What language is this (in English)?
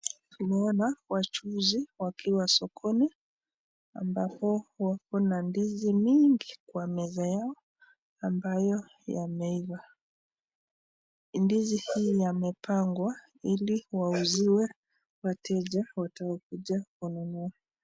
Swahili